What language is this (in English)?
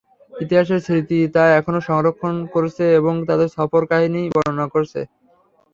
Bangla